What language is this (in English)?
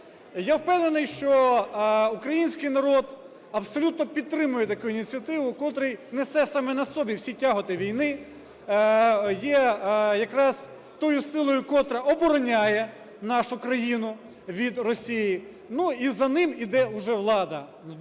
Ukrainian